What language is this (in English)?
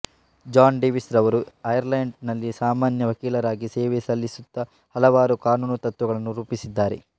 Kannada